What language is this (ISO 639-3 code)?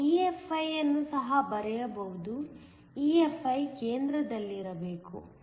kan